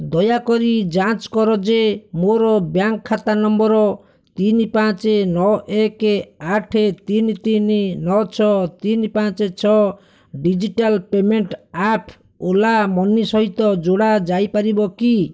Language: Odia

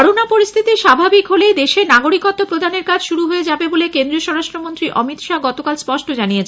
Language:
Bangla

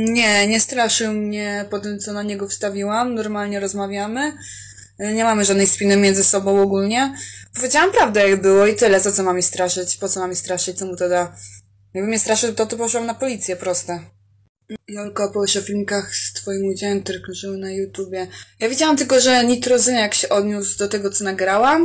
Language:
Polish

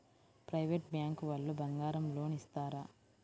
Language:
Telugu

